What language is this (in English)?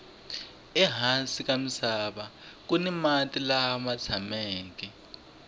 Tsonga